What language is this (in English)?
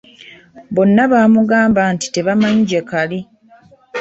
Ganda